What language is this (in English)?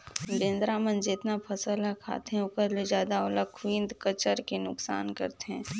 Chhattisgarhi